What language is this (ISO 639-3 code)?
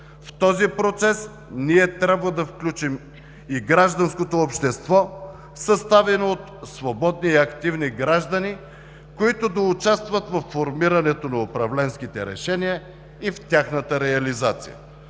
bul